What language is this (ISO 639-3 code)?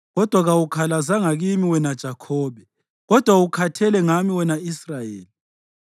nde